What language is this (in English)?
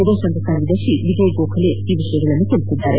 Kannada